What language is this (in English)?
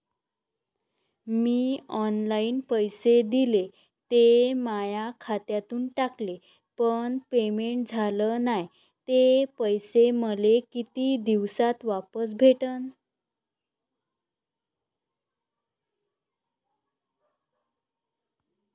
Marathi